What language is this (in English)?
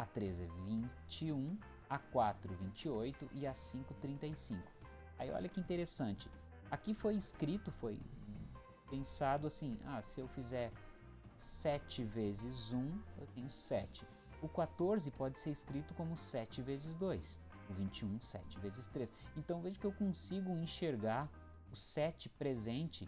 Portuguese